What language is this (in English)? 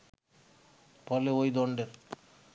Bangla